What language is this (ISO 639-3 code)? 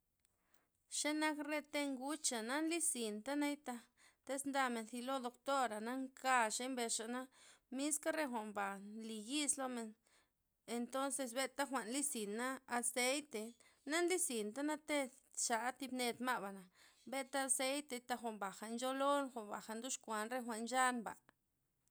ztp